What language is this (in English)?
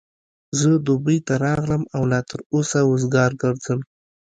Pashto